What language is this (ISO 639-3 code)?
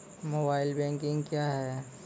mai